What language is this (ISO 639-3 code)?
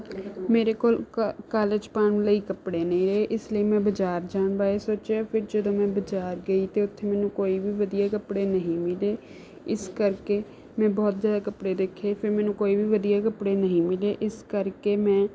pan